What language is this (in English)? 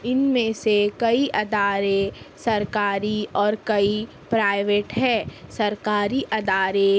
Urdu